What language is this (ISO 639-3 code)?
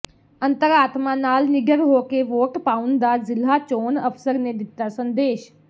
pan